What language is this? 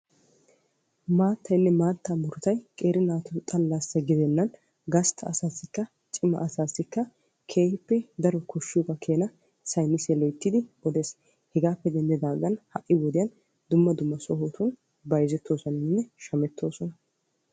Wolaytta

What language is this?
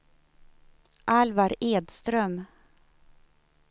Swedish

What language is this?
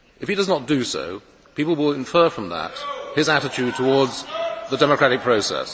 English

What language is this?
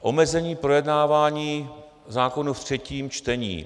Czech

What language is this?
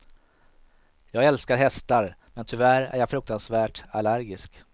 Swedish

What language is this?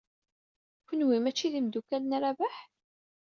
Kabyle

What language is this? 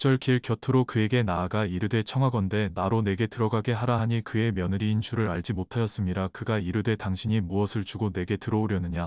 Korean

